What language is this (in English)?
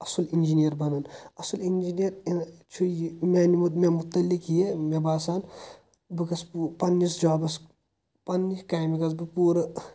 Kashmiri